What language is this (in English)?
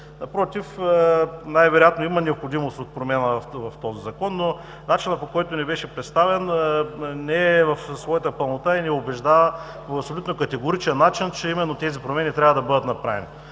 Bulgarian